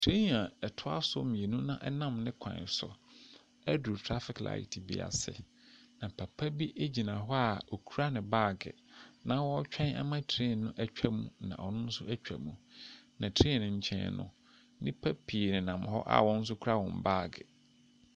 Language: Akan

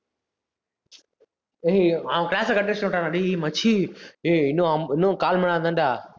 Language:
Tamil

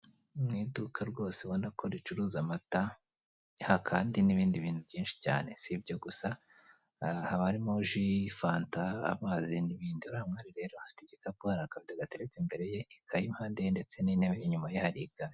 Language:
Kinyarwanda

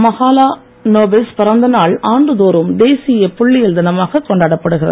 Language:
Tamil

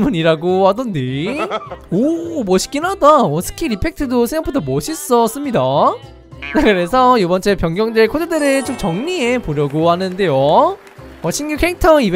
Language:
Korean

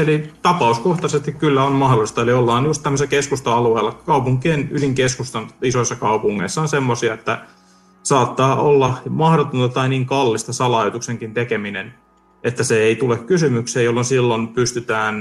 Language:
Finnish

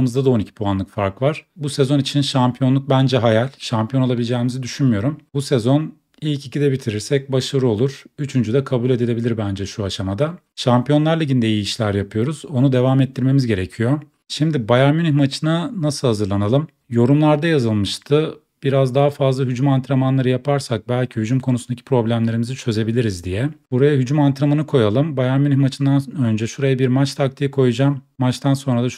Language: Turkish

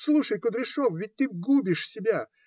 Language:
Russian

